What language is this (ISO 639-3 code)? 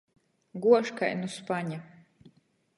ltg